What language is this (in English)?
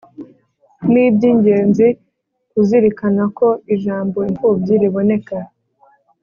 Kinyarwanda